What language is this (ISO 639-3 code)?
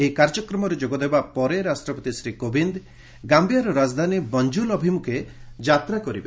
ori